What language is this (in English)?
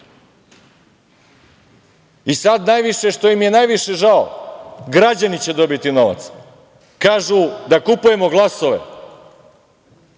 Serbian